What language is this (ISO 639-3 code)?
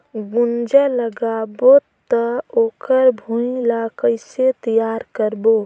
hne